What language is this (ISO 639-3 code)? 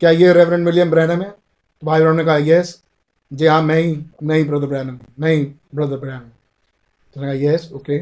hin